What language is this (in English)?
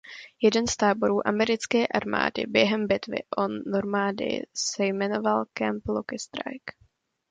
Czech